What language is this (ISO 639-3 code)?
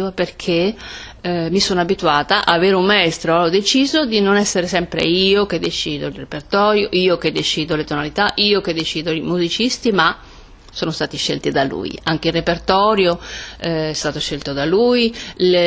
ita